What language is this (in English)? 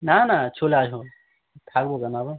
Bangla